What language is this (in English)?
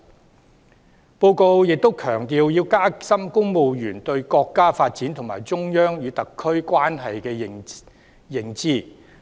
Cantonese